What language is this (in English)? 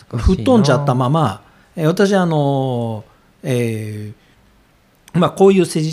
Japanese